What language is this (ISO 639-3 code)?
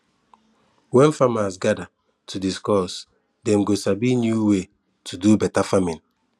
pcm